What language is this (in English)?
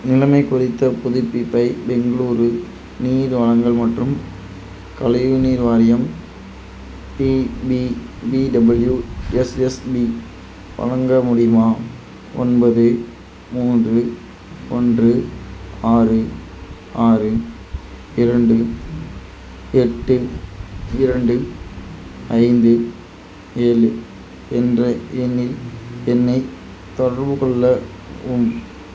Tamil